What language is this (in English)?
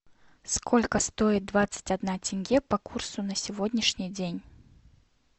Russian